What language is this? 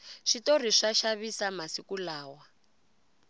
Tsonga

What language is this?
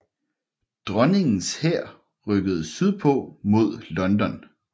Danish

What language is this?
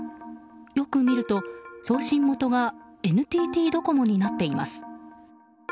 Japanese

